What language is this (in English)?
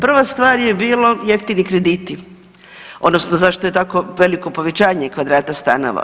Croatian